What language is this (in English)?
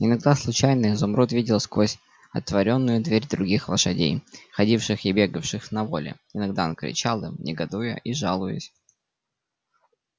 Russian